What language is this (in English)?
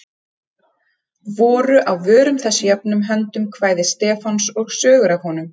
Icelandic